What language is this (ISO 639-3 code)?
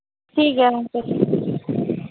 sat